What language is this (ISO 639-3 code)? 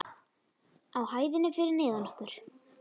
isl